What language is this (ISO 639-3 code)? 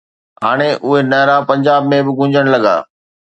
snd